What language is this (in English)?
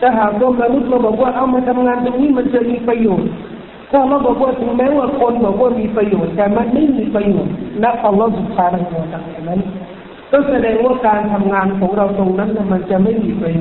Thai